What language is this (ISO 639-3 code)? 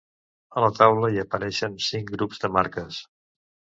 cat